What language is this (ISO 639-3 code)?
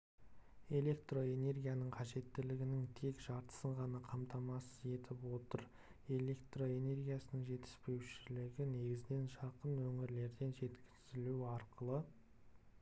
kaz